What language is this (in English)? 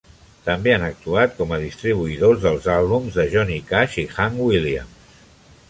Catalan